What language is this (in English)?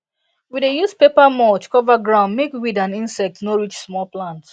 Nigerian Pidgin